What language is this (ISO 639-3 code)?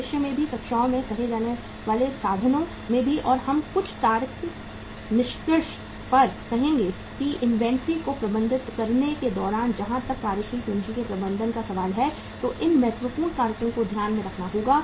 hin